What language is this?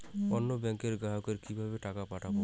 Bangla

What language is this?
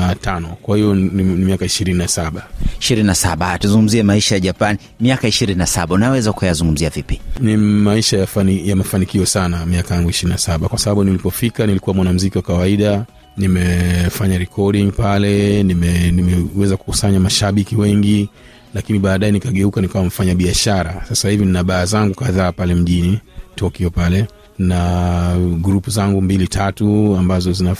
Swahili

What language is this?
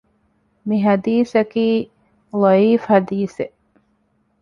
Divehi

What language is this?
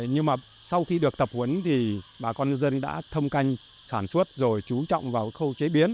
Vietnamese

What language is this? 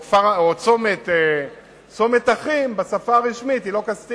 Hebrew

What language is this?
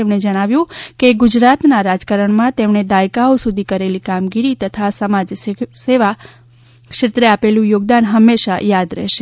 Gujarati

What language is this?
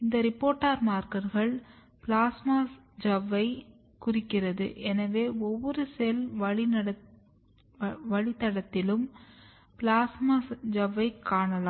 Tamil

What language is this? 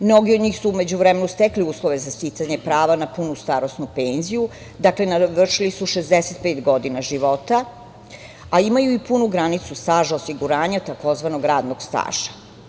Serbian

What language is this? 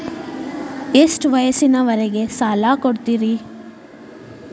Kannada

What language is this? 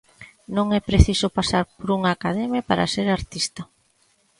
Galician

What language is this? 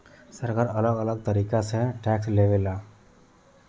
Bhojpuri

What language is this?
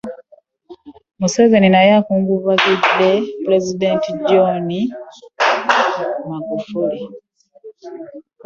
Ganda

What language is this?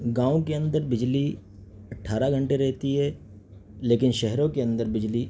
Urdu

